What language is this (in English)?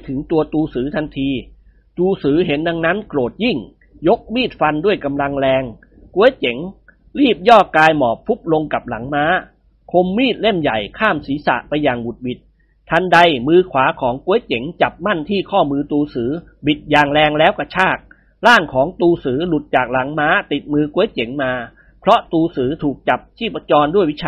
Thai